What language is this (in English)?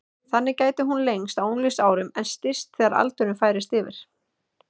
Icelandic